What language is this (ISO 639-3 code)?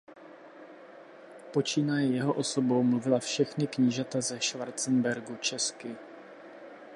ces